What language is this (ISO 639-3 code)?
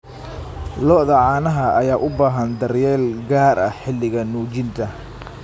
som